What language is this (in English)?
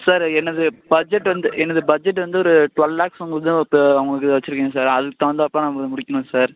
Tamil